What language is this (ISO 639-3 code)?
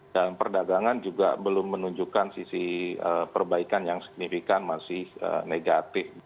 ind